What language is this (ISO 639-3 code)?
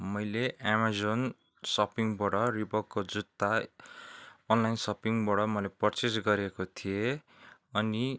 nep